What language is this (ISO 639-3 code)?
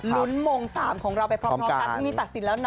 tha